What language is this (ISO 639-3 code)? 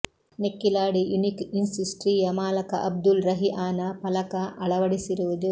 kan